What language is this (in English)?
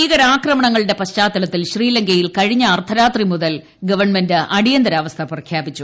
Malayalam